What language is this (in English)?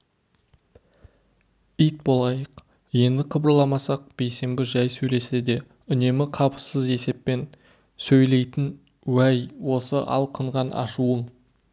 Kazakh